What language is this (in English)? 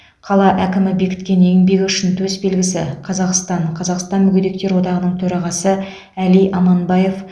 Kazakh